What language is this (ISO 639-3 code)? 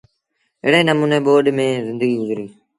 sbn